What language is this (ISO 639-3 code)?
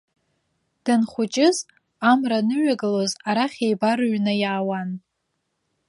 abk